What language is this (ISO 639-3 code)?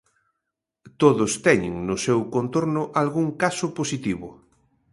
glg